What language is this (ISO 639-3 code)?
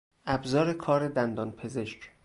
fas